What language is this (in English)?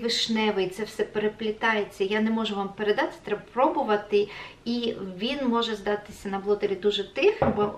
Ukrainian